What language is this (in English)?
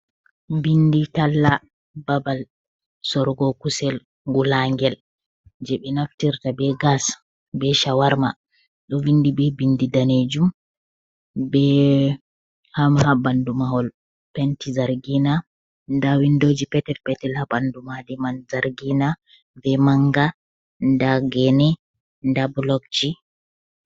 Fula